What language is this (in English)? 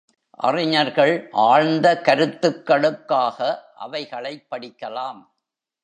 Tamil